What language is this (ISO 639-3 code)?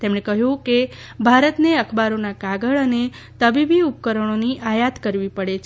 guj